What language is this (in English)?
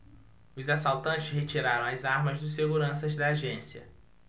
Portuguese